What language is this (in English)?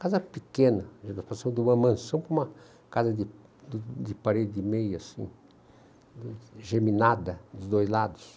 Portuguese